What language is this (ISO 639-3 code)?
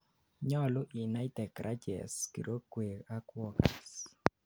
kln